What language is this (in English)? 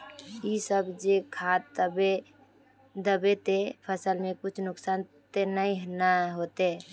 Magahi